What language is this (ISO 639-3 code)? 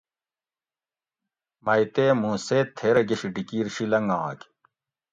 gwc